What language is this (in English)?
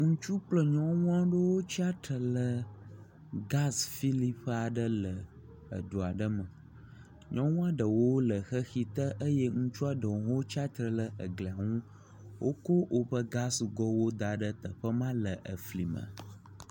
Ewe